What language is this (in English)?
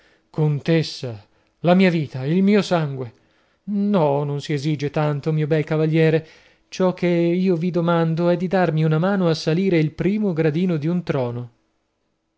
Italian